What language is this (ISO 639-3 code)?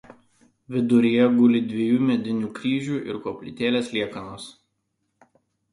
lit